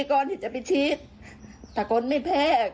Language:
Thai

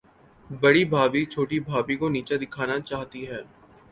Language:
Urdu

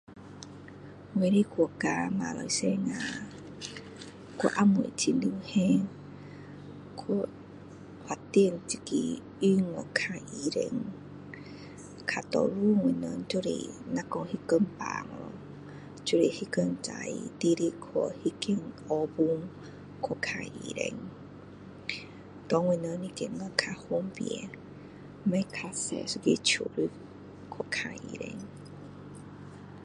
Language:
Min Dong Chinese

